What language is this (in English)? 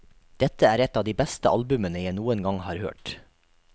Norwegian